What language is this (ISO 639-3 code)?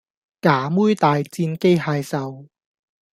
yue